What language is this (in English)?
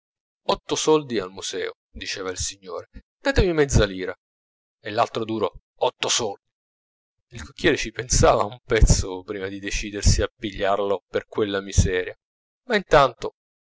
Italian